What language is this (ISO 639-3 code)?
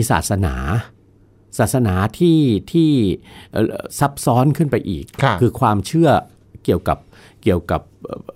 tha